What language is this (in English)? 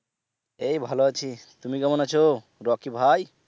Bangla